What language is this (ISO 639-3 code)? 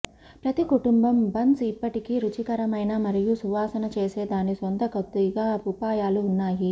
tel